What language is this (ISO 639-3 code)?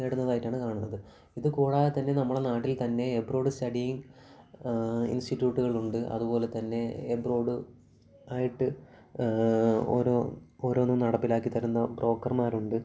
mal